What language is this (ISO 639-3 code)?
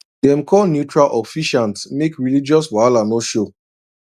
pcm